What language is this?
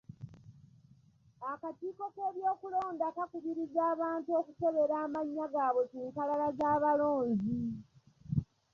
Ganda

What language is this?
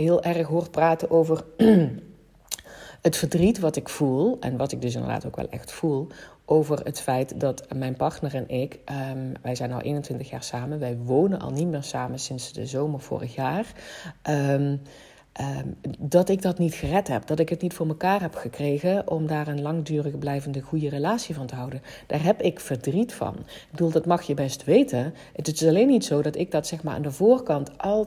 Dutch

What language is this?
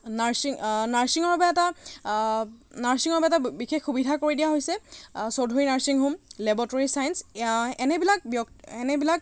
Assamese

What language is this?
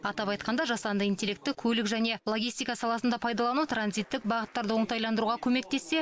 Kazakh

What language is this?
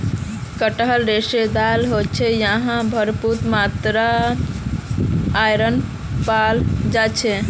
Magahi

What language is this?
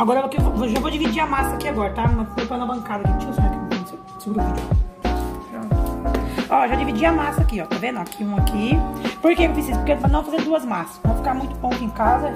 Portuguese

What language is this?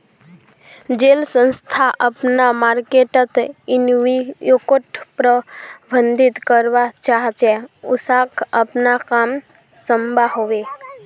Magahi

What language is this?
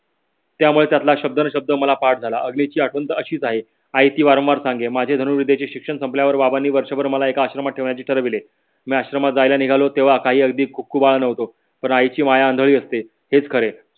Marathi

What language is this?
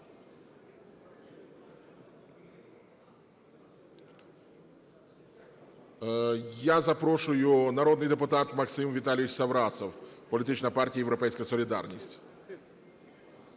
Ukrainian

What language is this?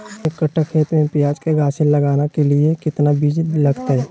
Magahi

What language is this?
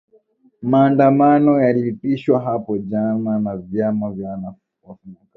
Swahili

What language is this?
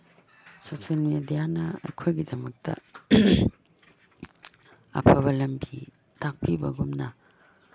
Manipuri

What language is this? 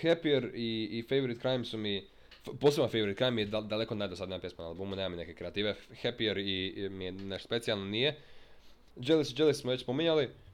Croatian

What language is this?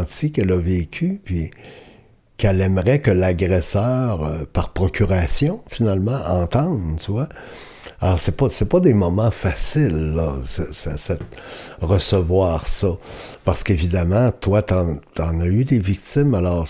French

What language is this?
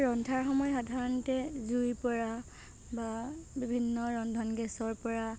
Assamese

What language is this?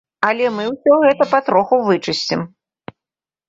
Belarusian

